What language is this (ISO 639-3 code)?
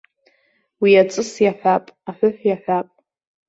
abk